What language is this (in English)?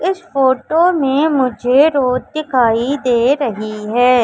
Hindi